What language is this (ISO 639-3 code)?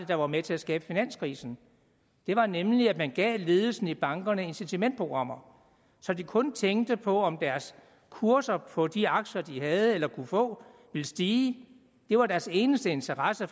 dan